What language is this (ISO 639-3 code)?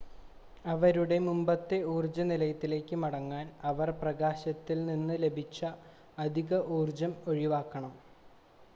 mal